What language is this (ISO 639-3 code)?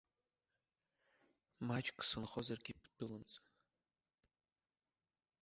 abk